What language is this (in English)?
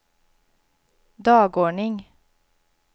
Swedish